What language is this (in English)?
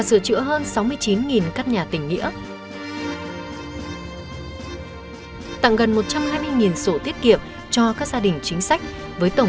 Vietnamese